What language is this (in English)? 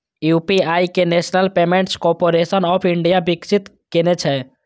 Maithili